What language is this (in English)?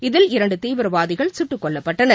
Tamil